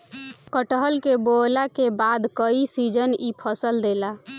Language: Bhojpuri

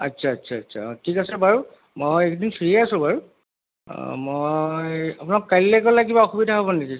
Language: Assamese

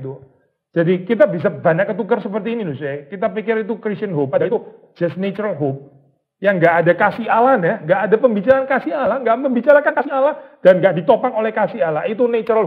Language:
Indonesian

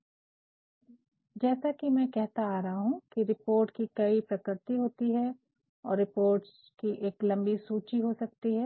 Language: Hindi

